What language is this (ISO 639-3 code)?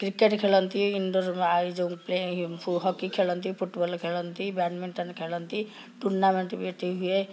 ori